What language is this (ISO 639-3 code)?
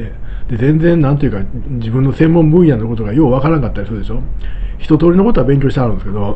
jpn